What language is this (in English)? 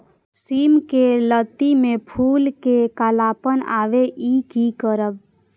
Maithili